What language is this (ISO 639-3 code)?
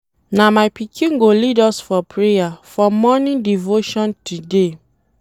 pcm